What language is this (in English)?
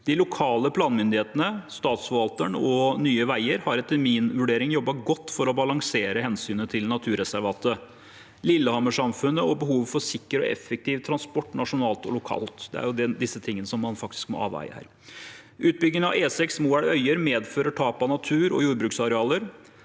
Norwegian